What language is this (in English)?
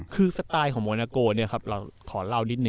Thai